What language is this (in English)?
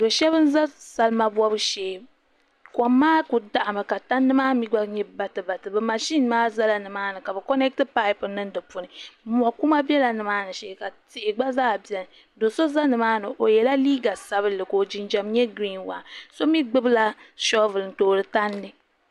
Dagbani